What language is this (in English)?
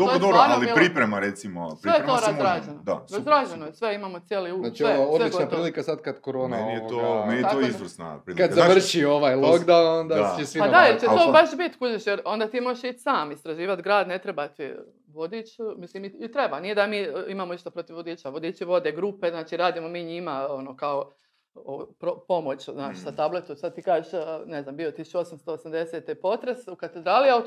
Croatian